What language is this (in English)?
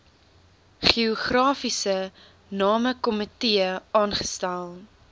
Afrikaans